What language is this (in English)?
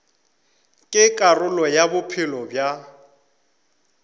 Northern Sotho